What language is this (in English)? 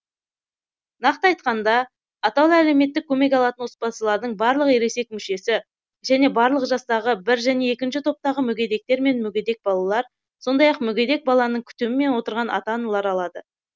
Kazakh